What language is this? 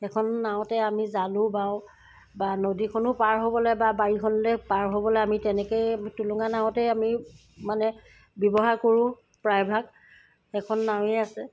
Assamese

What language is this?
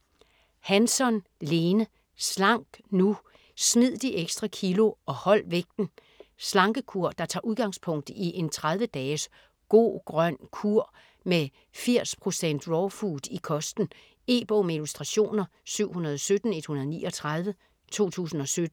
Danish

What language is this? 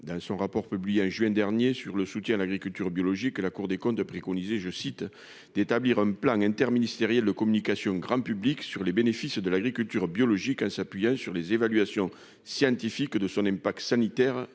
French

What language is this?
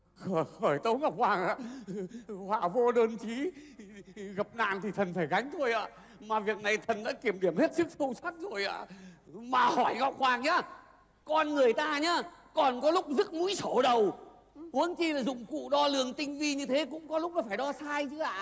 Vietnamese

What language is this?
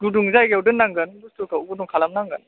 Bodo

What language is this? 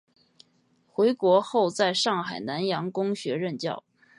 Chinese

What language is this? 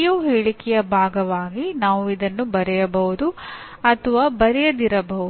Kannada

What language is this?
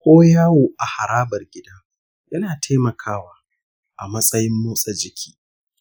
Hausa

